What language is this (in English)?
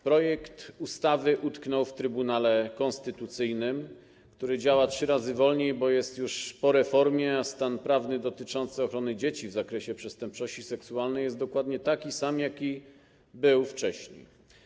Polish